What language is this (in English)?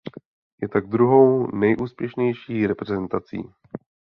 Czech